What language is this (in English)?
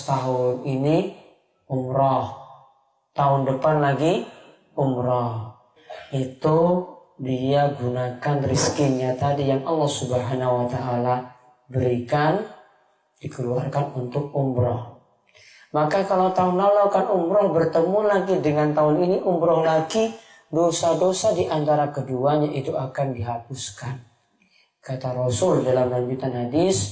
Indonesian